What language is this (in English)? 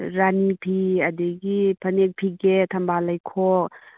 Manipuri